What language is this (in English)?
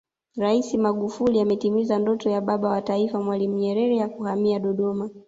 Swahili